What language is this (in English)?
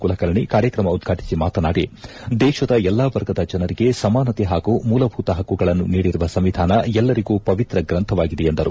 Kannada